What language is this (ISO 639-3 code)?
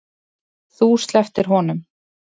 isl